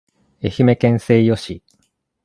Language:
Japanese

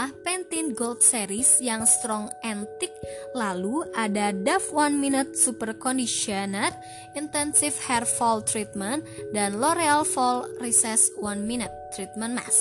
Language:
Indonesian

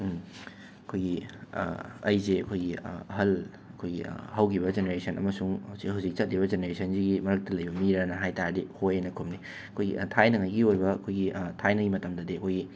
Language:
Manipuri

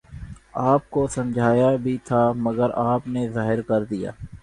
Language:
Urdu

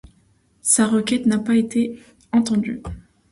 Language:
French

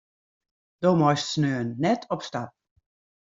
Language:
Western Frisian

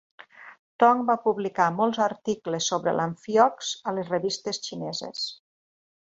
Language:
Catalan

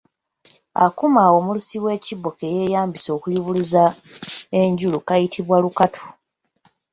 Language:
Ganda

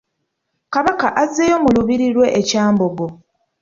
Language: Ganda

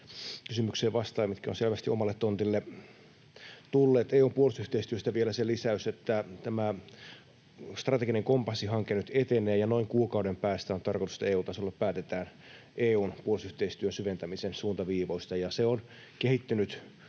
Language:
Finnish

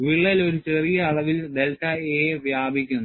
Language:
Malayalam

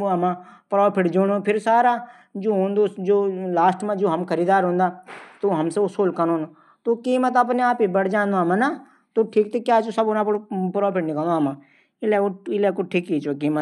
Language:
Garhwali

